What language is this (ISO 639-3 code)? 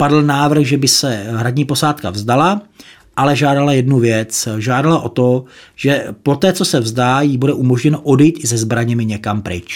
ces